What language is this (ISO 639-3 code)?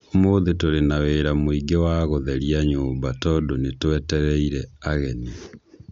kik